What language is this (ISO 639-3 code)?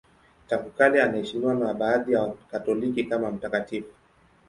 swa